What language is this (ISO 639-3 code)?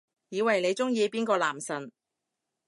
yue